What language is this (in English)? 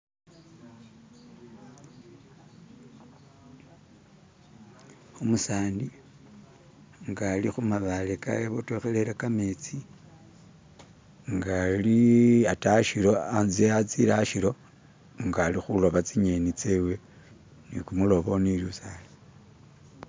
Masaaba